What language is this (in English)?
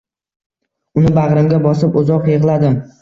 Uzbek